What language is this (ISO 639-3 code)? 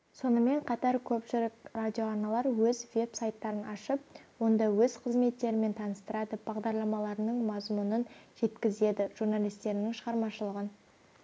kaz